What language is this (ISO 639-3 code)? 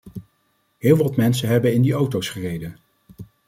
nld